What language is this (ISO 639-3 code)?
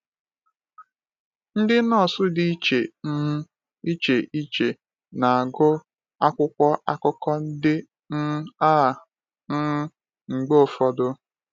ibo